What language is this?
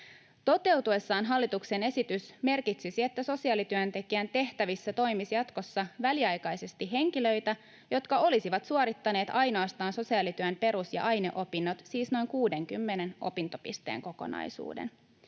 Finnish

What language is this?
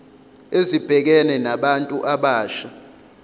Zulu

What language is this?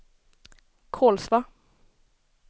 Swedish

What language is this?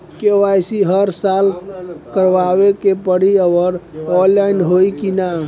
Bhojpuri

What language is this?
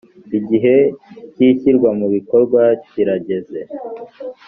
Kinyarwanda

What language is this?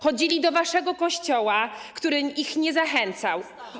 Polish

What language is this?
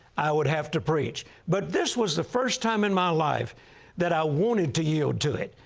English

